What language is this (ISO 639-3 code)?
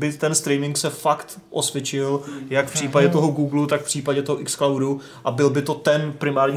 ces